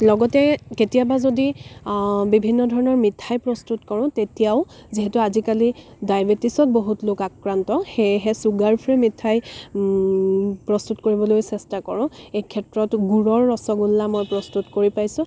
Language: Assamese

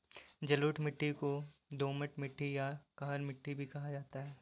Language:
Hindi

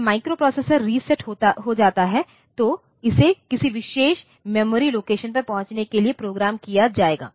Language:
Hindi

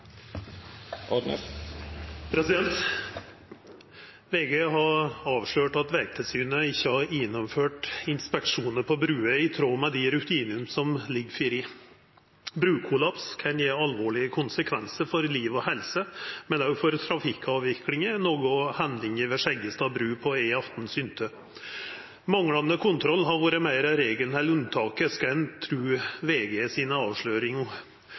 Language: Norwegian Nynorsk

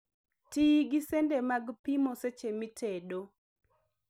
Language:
Luo (Kenya and Tanzania)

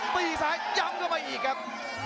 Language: Thai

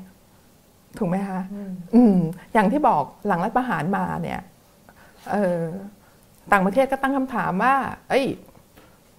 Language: Thai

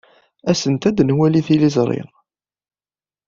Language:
Kabyle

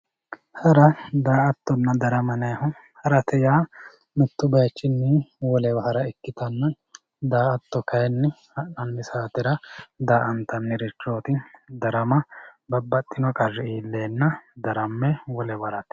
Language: Sidamo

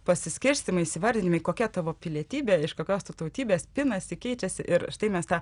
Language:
Lithuanian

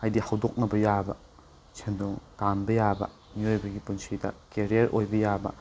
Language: Manipuri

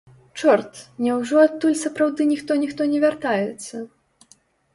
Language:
Belarusian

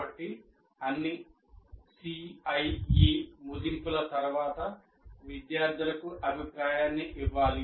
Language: Telugu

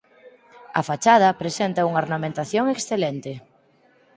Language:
Galician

